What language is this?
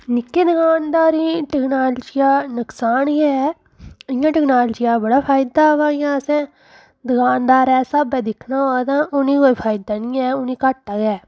Dogri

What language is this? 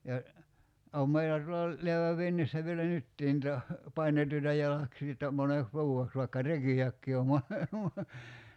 Finnish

